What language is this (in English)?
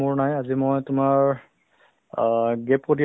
Assamese